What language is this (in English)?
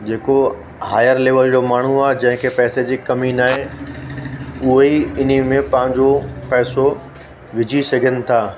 Sindhi